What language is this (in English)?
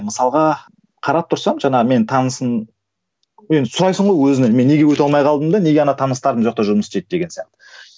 Kazakh